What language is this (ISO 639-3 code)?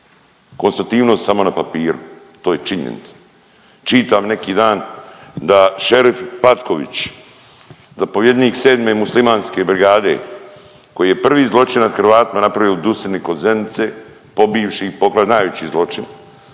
hrv